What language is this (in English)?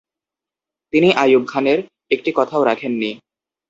Bangla